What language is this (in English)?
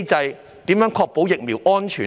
Cantonese